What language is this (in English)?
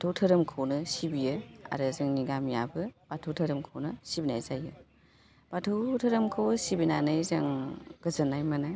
Bodo